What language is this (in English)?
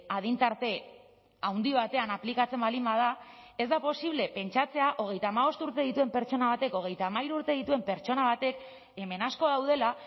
Basque